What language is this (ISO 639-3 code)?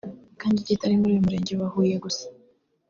kin